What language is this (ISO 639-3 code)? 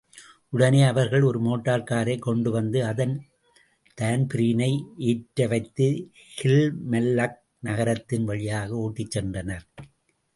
tam